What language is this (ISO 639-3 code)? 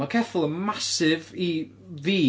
cym